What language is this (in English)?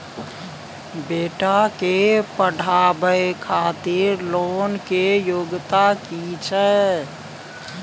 Maithili